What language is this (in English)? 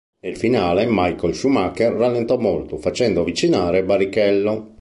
Italian